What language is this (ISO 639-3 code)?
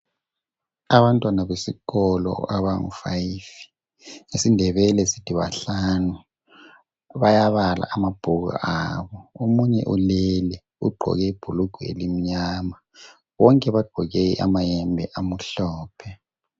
nde